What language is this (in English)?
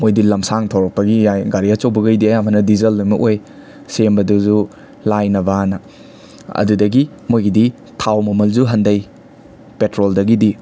Manipuri